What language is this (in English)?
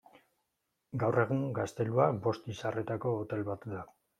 Basque